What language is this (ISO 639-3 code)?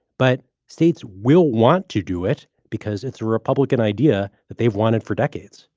eng